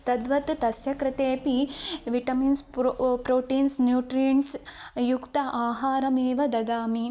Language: Sanskrit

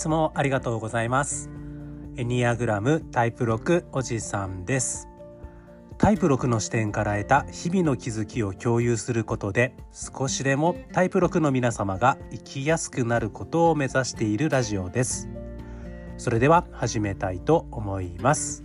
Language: Japanese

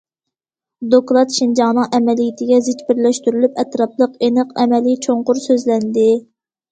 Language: Uyghur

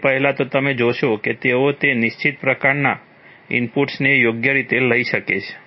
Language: Gujarati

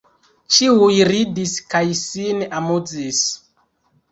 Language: Esperanto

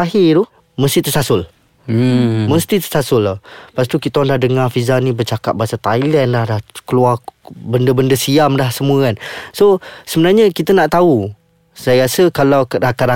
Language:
Malay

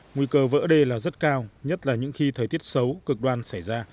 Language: Vietnamese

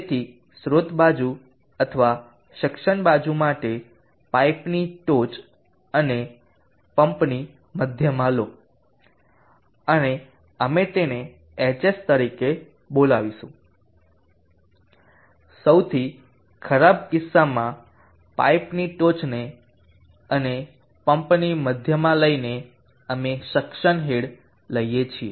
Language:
Gujarati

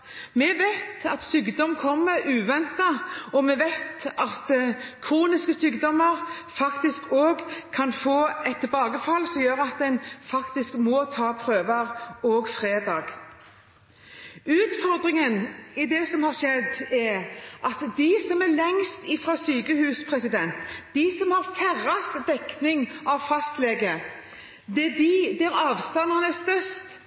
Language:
Norwegian Bokmål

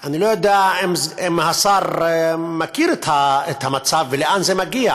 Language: Hebrew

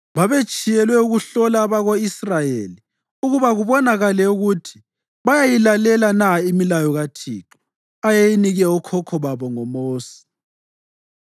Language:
North Ndebele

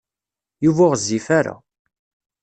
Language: Kabyle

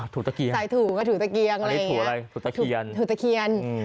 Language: Thai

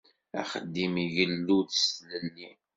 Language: Kabyle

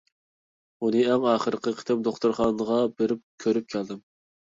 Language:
Uyghur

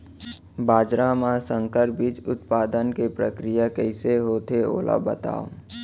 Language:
Chhattisgarhi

